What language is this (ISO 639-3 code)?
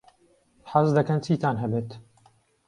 ckb